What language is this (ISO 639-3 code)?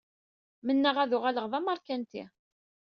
kab